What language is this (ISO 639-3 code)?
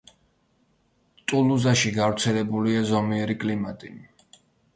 kat